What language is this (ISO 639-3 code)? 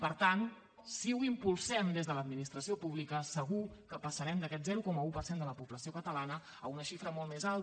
cat